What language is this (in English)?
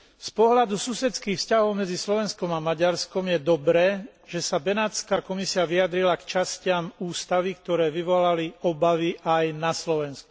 Slovak